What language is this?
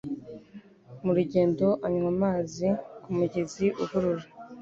Kinyarwanda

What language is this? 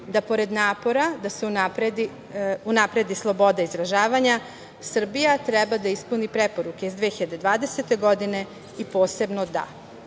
Serbian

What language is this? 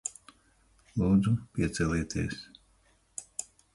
Latvian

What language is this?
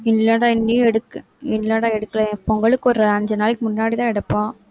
Tamil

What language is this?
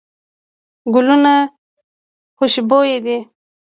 Pashto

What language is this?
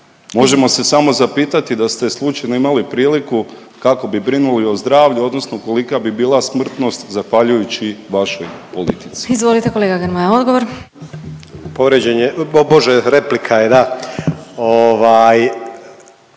Croatian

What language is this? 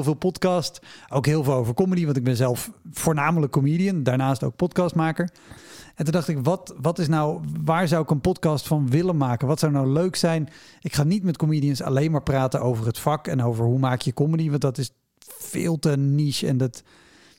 Dutch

